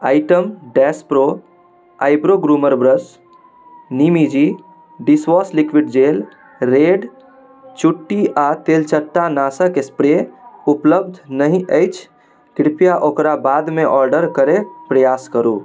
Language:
Maithili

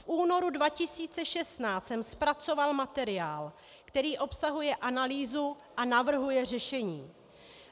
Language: Czech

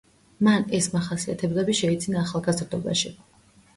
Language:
Georgian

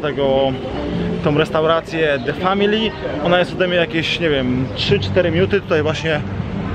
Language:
Polish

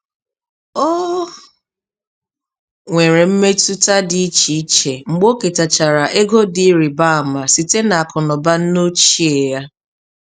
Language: Igbo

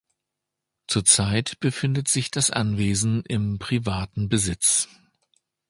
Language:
German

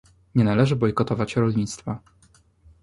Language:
Polish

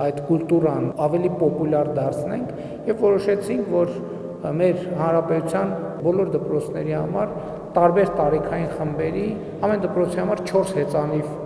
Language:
Romanian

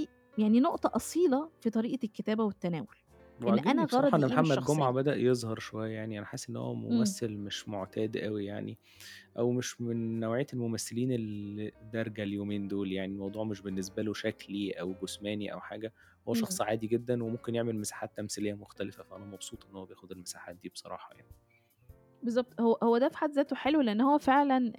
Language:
Arabic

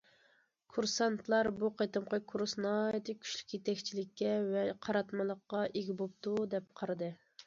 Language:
Uyghur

